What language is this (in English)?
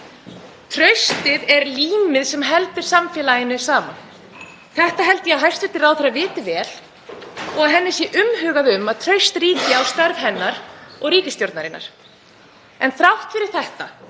Icelandic